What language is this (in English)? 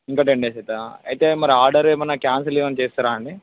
Telugu